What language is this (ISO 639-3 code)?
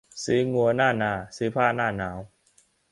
tha